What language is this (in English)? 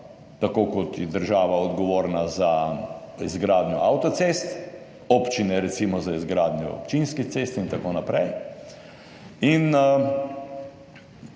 Slovenian